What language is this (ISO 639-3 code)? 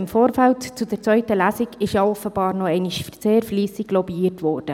gsw